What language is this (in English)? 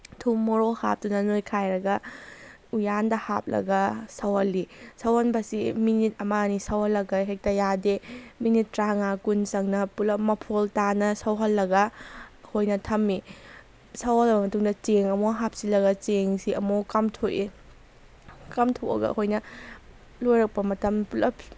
Manipuri